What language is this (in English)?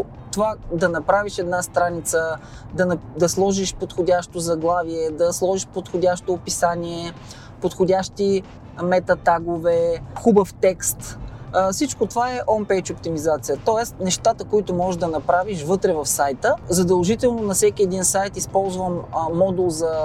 Bulgarian